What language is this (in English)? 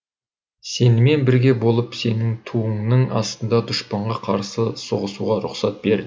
Kazakh